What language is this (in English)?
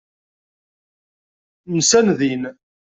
Kabyle